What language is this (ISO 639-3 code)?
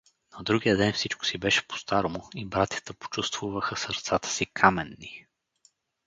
bul